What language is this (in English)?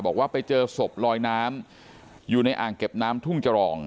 Thai